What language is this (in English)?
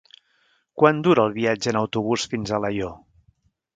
Catalan